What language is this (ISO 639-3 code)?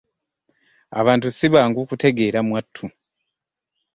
lug